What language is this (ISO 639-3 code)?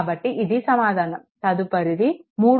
tel